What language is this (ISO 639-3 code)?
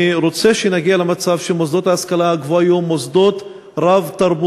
heb